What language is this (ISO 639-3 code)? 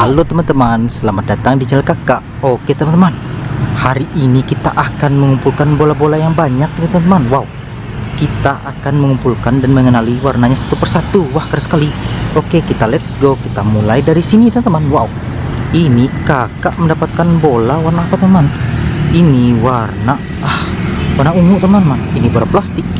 ind